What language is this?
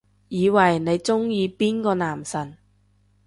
Cantonese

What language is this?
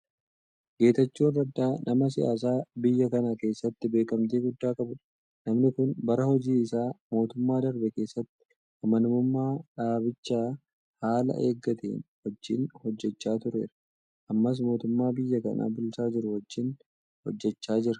Oromo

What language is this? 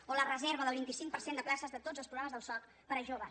Catalan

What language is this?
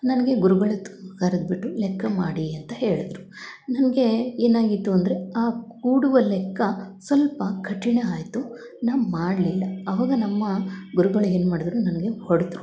Kannada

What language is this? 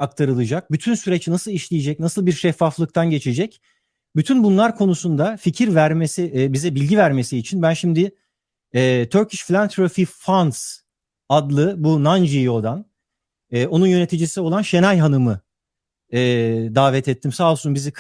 Turkish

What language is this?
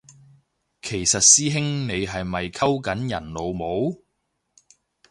Cantonese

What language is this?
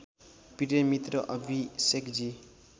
Nepali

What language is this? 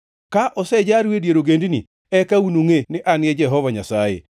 Luo (Kenya and Tanzania)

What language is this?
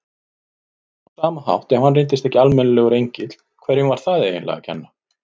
Icelandic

